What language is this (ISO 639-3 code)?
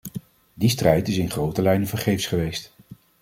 nld